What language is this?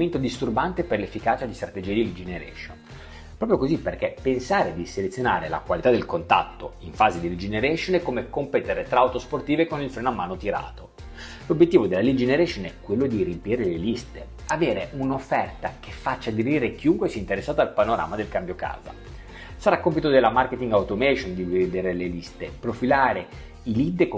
Italian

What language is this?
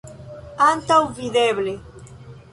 Esperanto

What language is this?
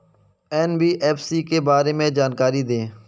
Hindi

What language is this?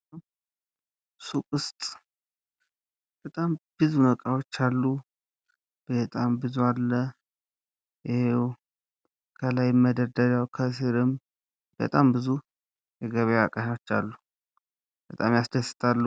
Amharic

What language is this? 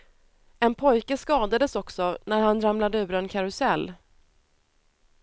Swedish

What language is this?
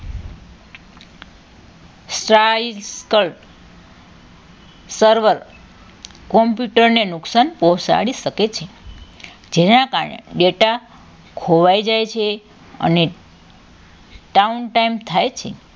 Gujarati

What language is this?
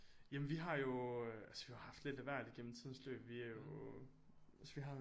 Danish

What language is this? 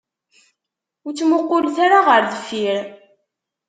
Kabyle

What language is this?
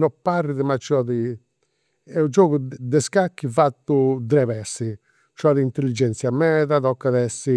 Campidanese Sardinian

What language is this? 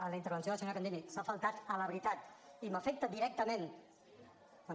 Catalan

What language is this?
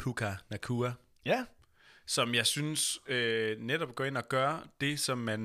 Danish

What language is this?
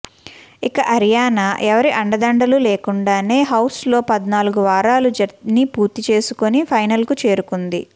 Telugu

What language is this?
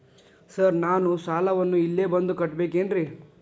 Kannada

